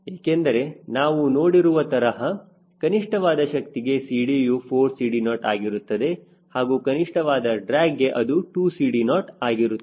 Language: Kannada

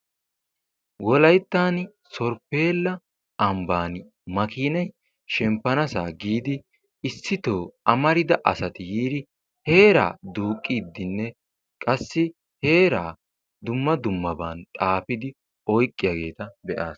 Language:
Wolaytta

